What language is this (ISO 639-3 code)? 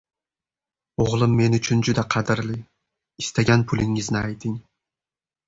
uzb